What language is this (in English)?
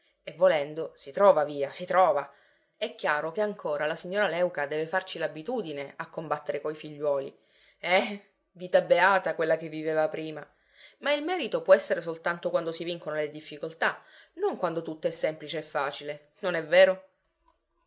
Italian